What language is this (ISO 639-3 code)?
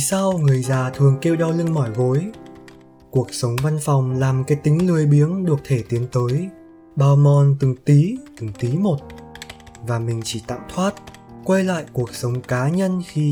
vie